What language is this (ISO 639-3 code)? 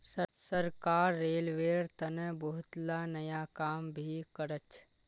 mag